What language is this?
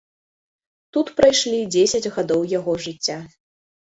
Belarusian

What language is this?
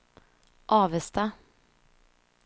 Swedish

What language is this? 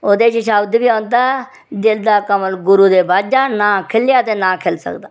Dogri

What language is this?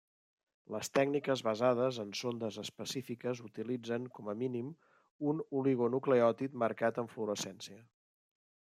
Catalan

